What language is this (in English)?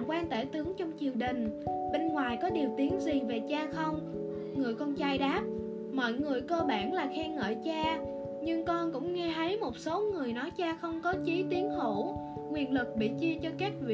Vietnamese